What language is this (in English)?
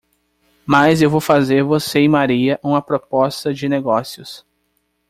Portuguese